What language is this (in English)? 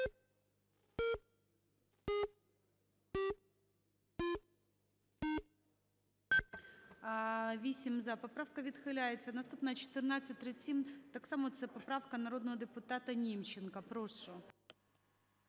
Ukrainian